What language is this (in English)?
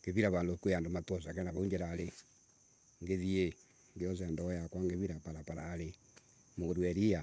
Embu